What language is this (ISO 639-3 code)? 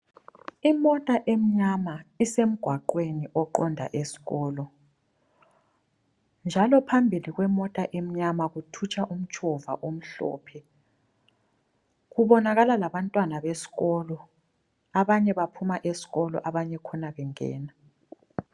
nde